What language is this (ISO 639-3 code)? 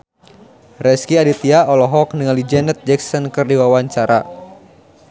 sun